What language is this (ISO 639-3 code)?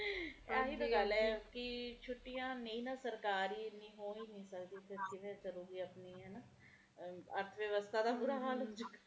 pan